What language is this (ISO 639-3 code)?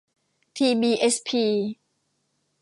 tha